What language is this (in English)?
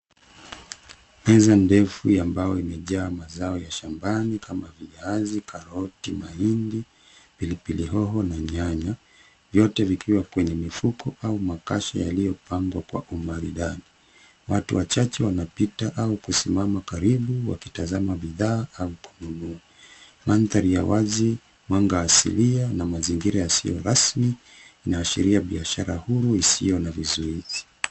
Swahili